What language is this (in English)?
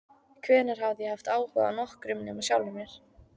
Icelandic